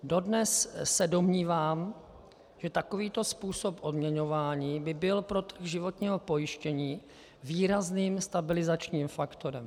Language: Czech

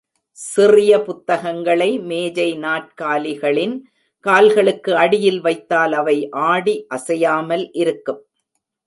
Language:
Tamil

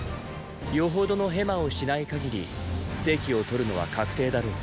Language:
Japanese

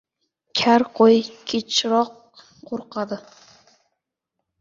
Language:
Uzbek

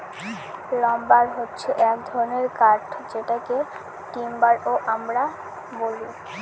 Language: Bangla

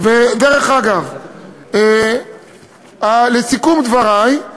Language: Hebrew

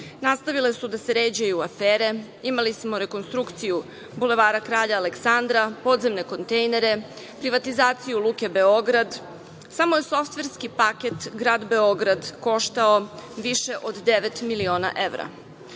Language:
Serbian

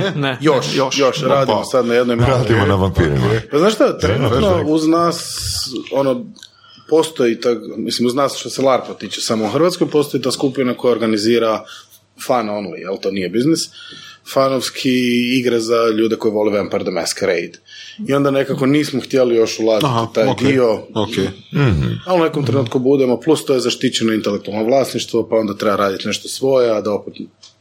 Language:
Croatian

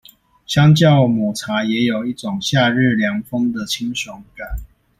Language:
Chinese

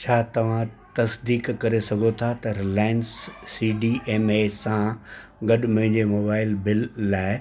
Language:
Sindhi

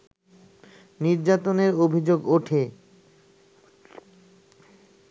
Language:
Bangla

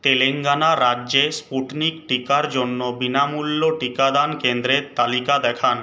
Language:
Bangla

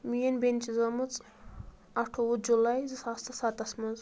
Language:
Kashmiri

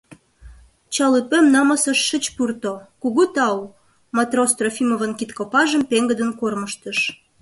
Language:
Mari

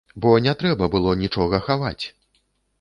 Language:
Belarusian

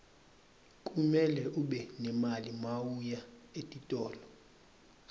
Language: Swati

